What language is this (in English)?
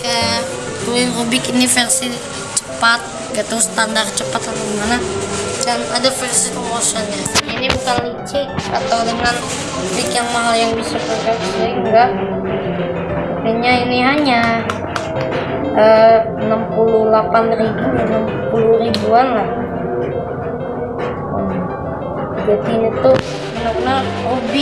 Indonesian